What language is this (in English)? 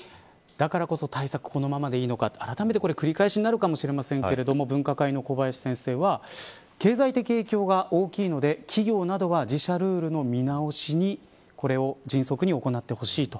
Japanese